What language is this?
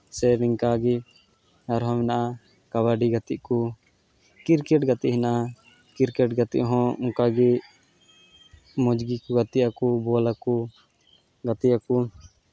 Santali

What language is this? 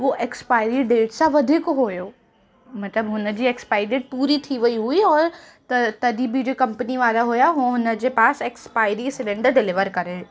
Sindhi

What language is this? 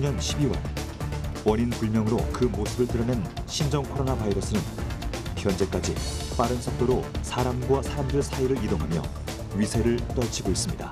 Korean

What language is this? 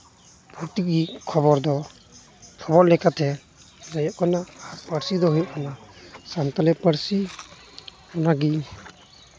Santali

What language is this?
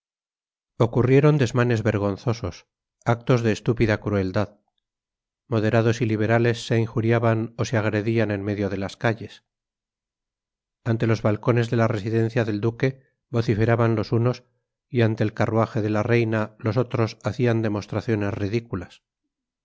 Spanish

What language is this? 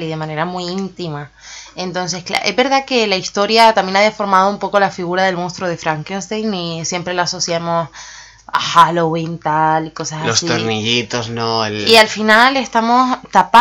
Spanish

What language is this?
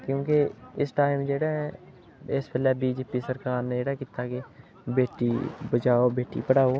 Dogri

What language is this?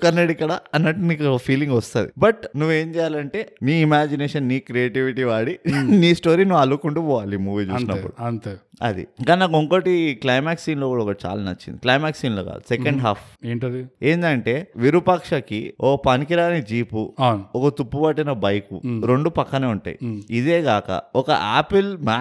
Telugu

